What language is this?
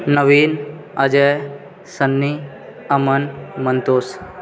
Maithili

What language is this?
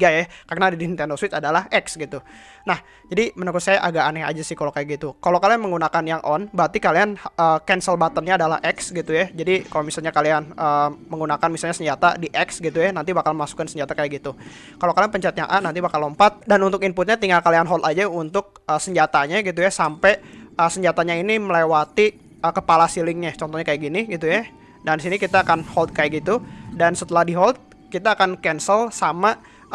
Indonesian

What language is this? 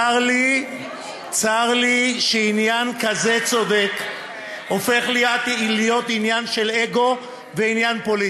Hebrew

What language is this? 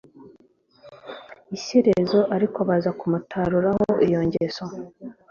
Kinyarwanda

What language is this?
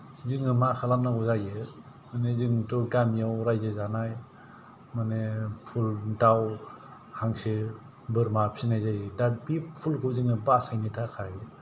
Bodo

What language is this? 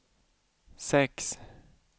Swedish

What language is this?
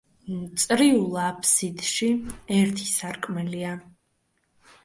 Georgian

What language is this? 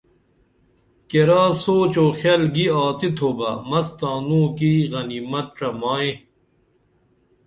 Dameli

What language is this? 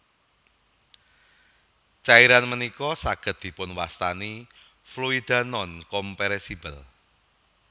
Javanese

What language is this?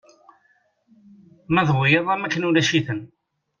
Kabyle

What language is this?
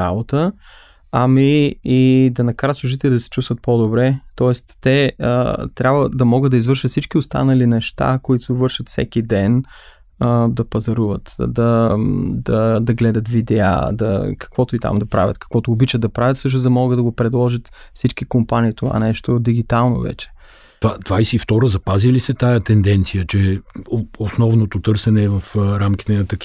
Bulgarian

